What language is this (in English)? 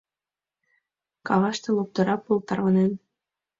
Mari